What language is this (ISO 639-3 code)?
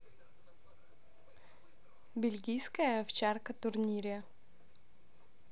rus